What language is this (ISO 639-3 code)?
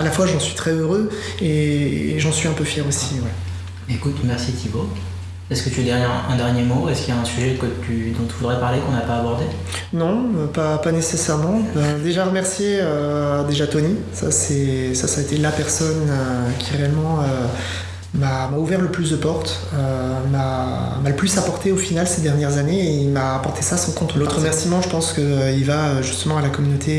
fra